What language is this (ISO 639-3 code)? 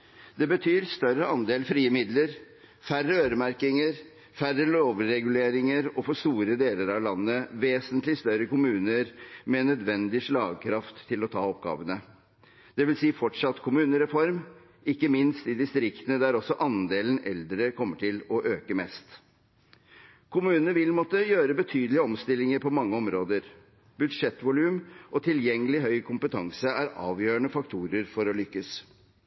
nob